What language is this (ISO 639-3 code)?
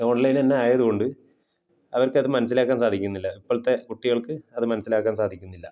mal